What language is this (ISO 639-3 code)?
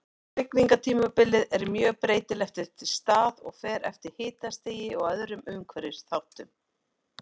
isl